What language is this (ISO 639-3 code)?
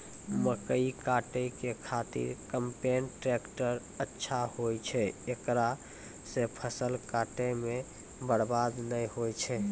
mai